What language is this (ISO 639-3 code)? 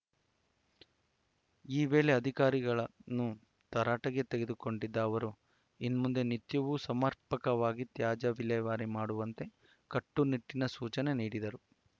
kan